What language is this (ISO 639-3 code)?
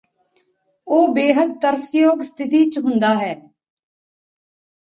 pan